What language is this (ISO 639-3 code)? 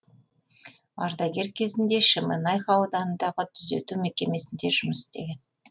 kaz